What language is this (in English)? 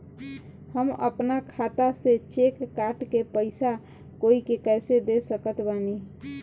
Bhojpuri